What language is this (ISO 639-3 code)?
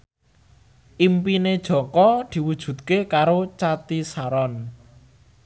jav